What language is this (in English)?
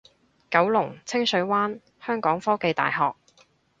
Cantonese